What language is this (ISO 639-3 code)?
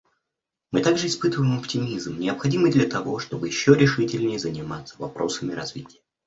rus